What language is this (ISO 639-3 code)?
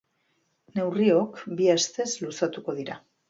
eus